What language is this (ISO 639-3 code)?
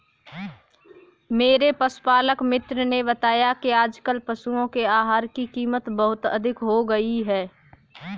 hin